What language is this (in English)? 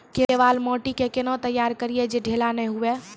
Maithili